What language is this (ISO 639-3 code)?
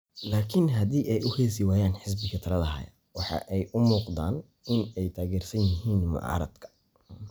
som